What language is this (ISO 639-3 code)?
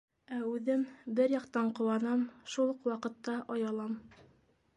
bak